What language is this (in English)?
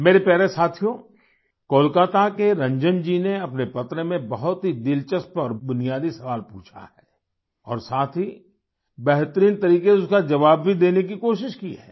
Hindi